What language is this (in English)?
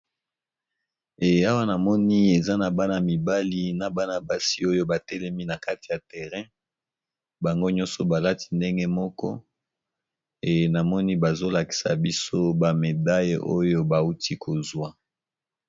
Lingala